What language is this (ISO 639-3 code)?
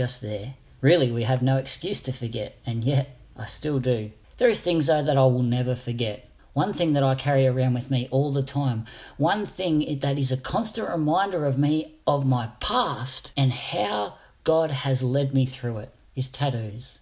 eng